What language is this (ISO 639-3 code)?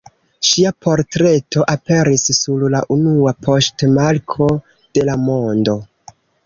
epo